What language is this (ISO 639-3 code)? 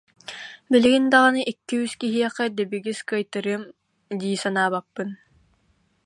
sah